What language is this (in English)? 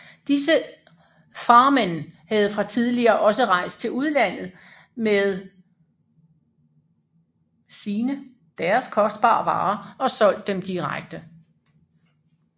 Danish